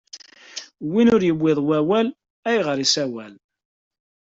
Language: Kabyle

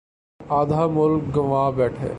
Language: Urdu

